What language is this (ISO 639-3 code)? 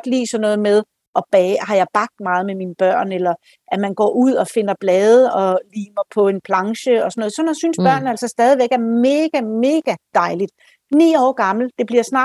dan